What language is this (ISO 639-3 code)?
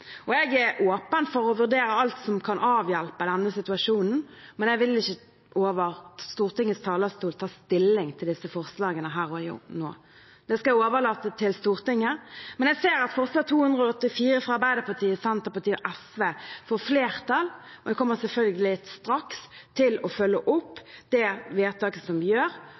nob